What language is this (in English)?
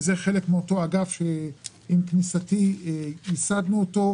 Hebrew